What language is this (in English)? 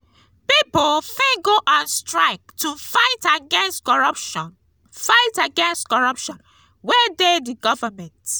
Nigerian Pidgin